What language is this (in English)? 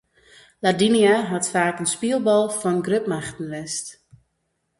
Western Frisian